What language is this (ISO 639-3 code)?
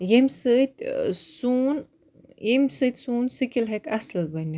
kas